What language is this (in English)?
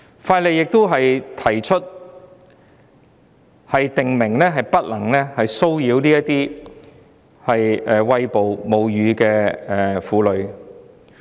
Cantonese